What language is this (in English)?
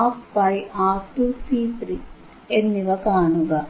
Malayalam